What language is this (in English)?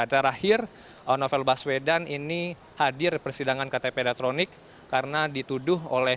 Indonesian